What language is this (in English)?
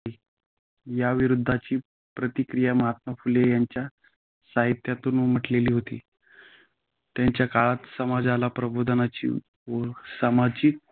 Marathi